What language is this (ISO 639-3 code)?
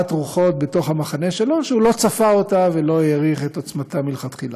heb